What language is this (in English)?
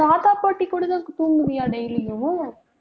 Tamil